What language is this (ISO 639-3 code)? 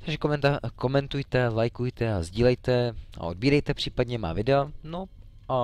ces